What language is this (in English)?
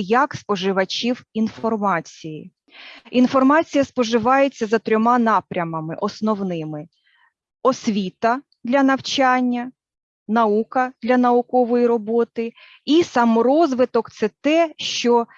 Ukrainian